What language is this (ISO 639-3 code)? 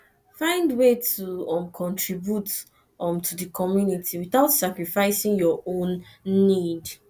pcm